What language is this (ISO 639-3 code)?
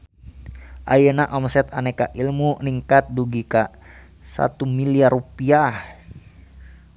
sun